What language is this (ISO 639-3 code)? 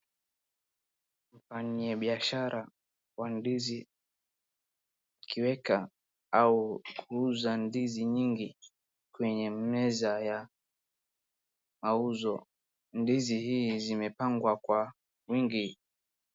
swa